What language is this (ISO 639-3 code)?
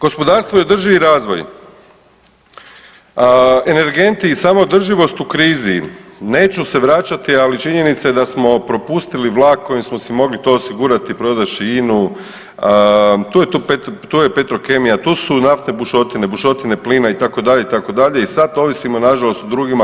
hrv